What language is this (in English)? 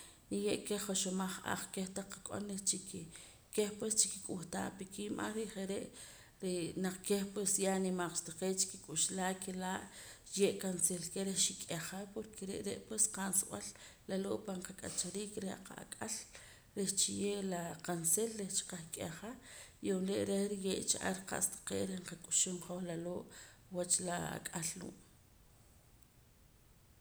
Poqomam